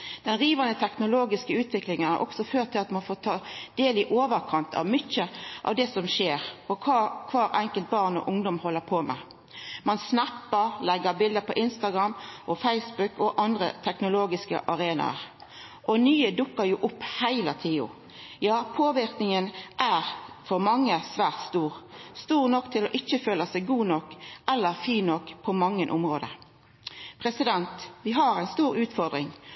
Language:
Norwegian Nynorsk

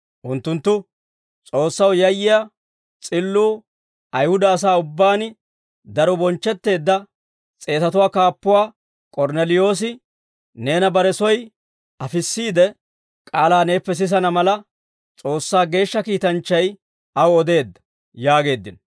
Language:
Dawro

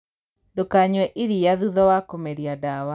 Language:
Kikuyu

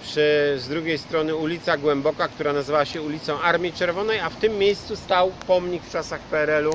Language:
Polish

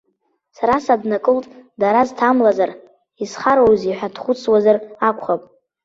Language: Abkhazian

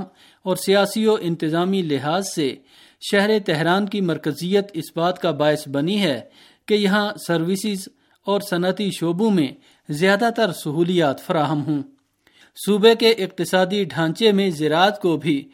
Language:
Urdu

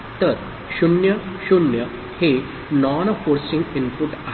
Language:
Marathi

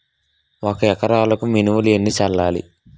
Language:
Telugu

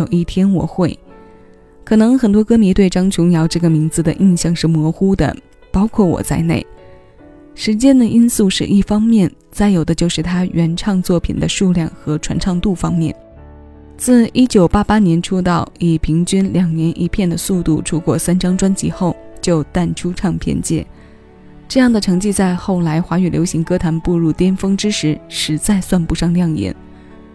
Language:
Chinese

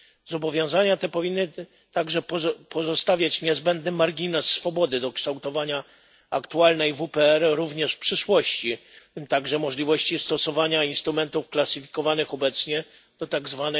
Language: Polish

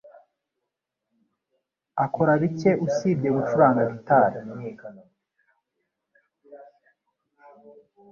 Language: Kinyarwanda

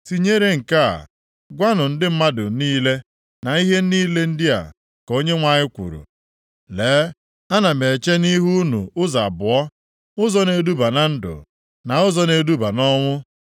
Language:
Igbo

